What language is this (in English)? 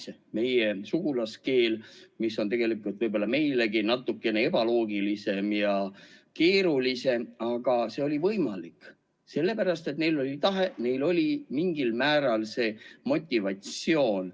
Estonian